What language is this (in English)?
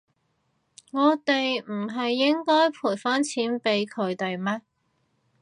Cantonese